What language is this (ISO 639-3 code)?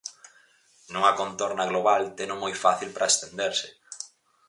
glg